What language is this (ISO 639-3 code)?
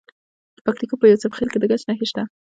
pus